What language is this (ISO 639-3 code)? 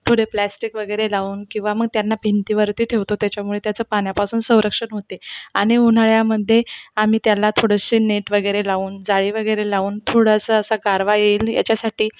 mar